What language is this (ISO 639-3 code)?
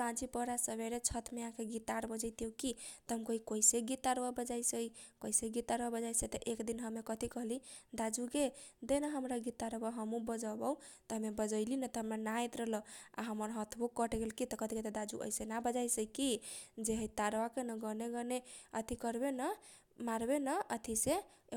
thq